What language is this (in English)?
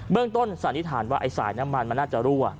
Thai